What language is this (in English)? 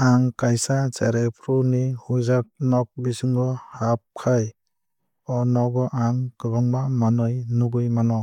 Kok Borok